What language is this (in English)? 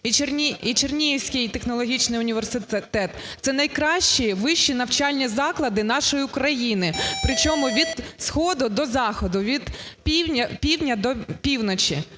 Ukrainian